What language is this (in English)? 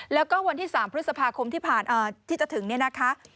Thai